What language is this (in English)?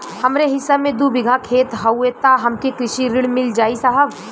Bhojpuri